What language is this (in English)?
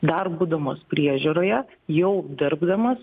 Lithuanian